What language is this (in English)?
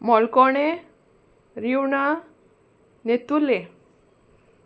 Konkani